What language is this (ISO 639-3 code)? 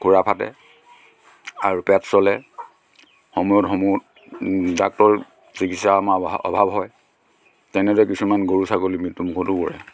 asm